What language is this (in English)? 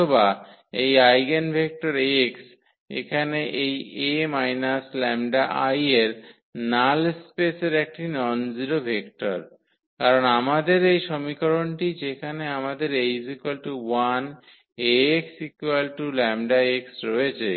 Bangla